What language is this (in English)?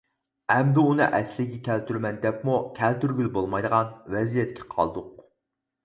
Uyghur